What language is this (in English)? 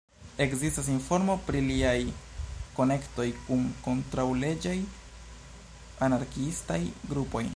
Esperanto